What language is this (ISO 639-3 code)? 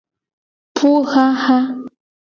gej